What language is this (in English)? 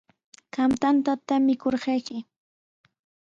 Sihuas Ancash Quechua